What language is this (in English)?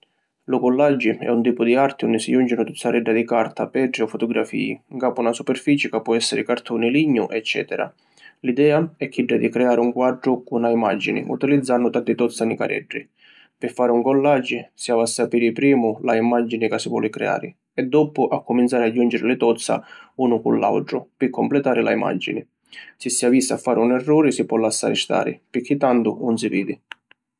Sicilian